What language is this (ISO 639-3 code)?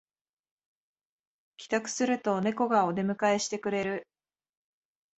jpn